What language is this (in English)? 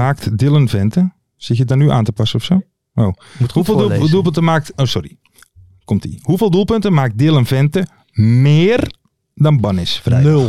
Dutch